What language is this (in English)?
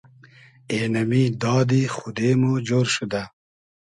Hazaragi